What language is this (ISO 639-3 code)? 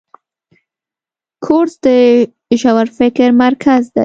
pus